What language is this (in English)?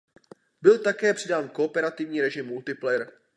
Czech